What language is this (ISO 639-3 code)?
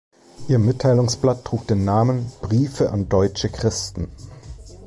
deu